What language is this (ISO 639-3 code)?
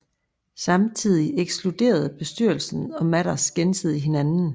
dan